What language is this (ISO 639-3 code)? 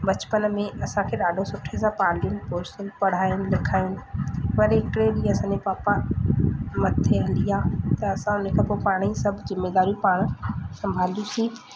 snd